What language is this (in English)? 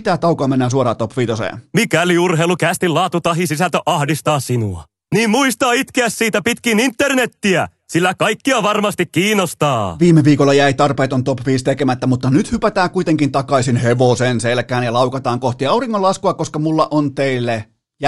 Finnish